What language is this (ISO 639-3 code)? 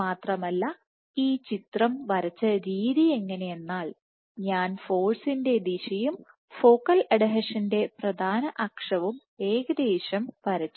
mal